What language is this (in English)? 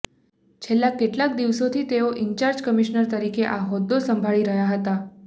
Gujarati